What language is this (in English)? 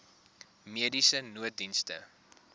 Afrikaans